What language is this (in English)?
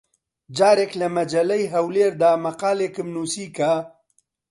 Central Kurdish